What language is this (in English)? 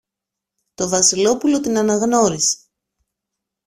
Greek